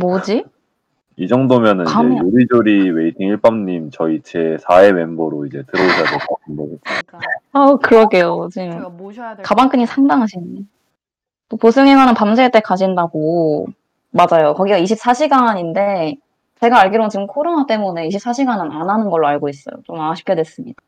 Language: Korean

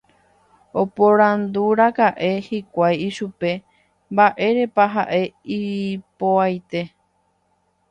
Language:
Guarani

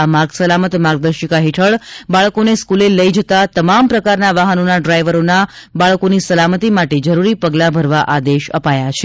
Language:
Gujarati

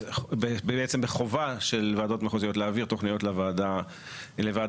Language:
Hebrew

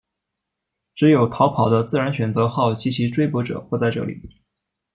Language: Chinese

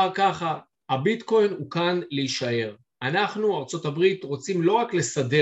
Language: Hebrew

